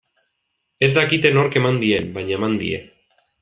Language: Basque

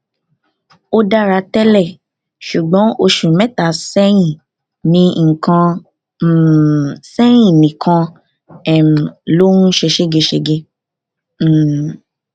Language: Yoruba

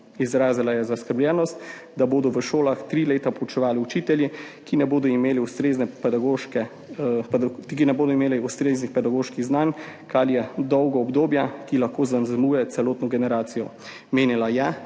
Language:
Slovenian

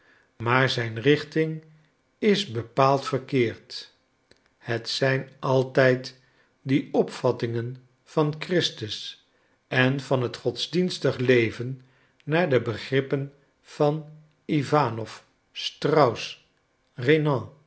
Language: Dutch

